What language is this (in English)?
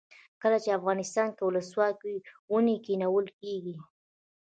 Pashto